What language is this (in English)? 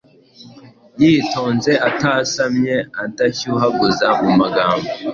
Kinyarwanda